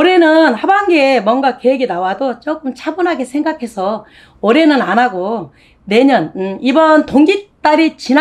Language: Korean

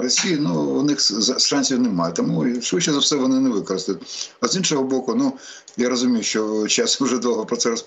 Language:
Ukrainian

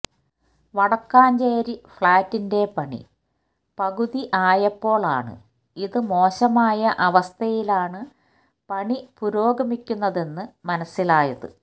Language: Malayalam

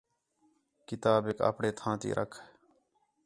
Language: Khetrani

